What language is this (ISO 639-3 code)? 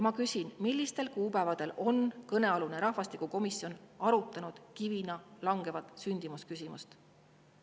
est